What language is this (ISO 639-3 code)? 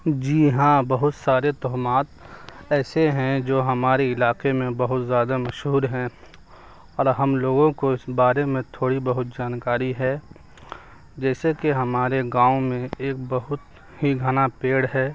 urd